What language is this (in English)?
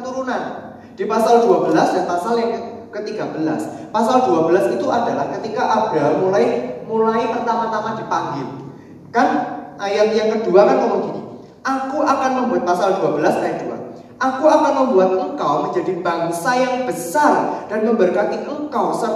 Indonesian